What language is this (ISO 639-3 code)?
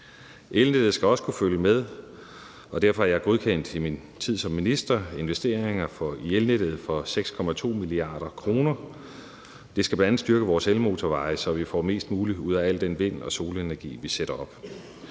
dan